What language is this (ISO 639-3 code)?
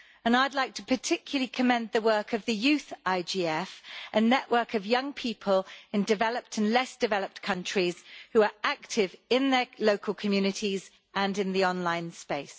eng